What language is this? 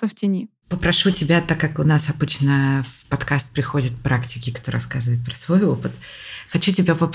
Russian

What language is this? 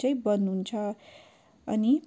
Nepali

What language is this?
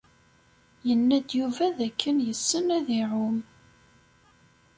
Kabyle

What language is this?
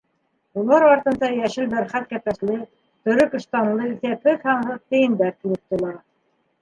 Bashkir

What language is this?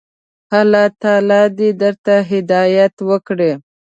Pashto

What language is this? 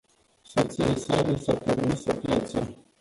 Romanian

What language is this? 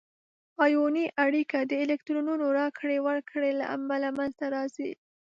Pashto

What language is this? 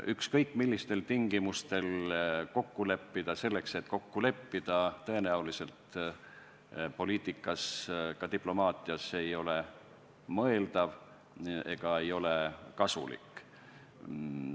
Estonian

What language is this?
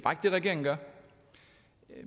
Danish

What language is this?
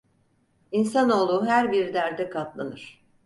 Turkish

